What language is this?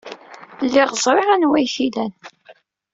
Kabyle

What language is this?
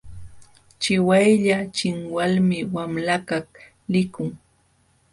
Jauja Wanca Quechua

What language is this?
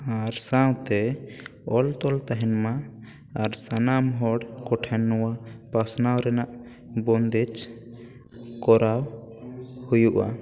Santali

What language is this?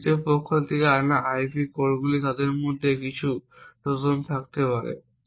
Bangla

